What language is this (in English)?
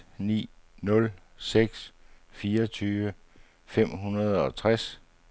Danish